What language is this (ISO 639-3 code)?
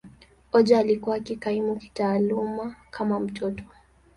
swa